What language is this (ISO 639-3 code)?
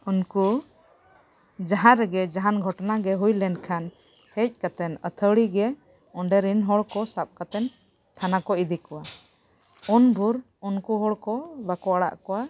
sat